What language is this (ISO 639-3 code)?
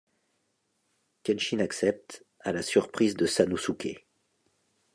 fra